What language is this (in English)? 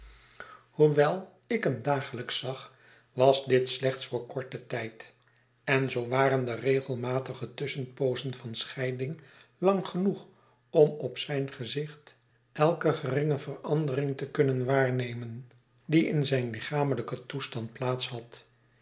Dutch